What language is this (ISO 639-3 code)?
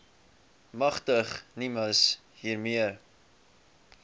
afr